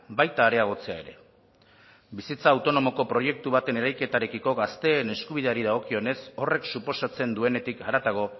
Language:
Basque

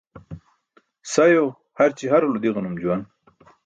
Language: Burushaski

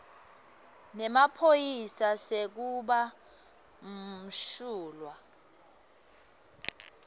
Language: Swati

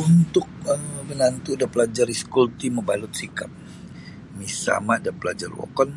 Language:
Sabah Bisaya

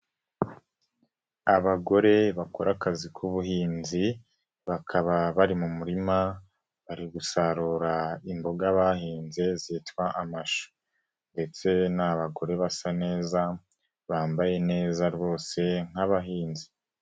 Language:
Kinyarwanda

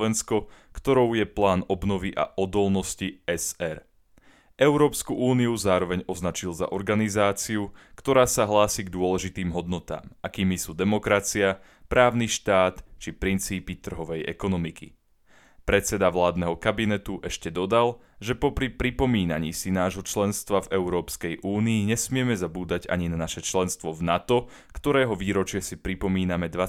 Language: Slovak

